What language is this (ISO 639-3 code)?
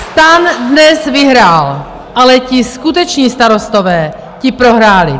ces